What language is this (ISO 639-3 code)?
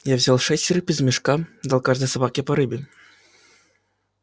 rus